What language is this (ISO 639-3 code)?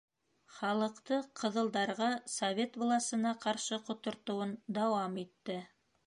bak